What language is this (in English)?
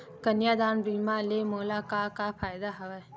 Chhattisgarhi